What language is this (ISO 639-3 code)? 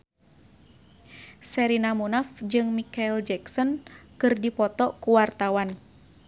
sun